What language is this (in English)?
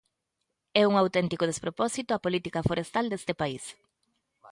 Galician